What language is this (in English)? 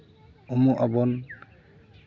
Santali